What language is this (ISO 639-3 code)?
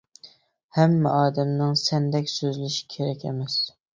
uig